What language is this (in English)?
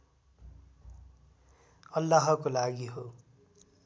Nepali